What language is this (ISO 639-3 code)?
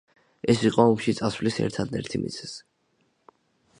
kat